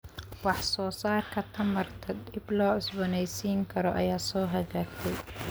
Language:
Somali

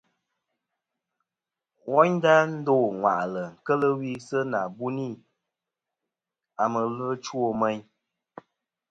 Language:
Kom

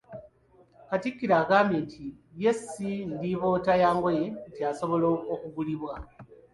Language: Ganda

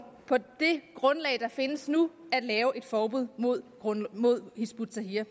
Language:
Danish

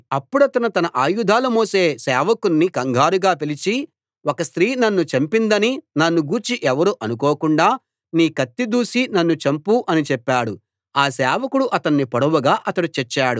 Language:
Telugu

